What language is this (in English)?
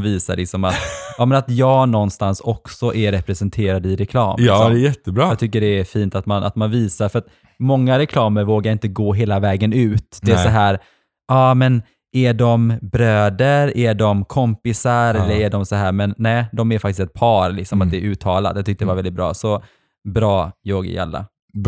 Swedish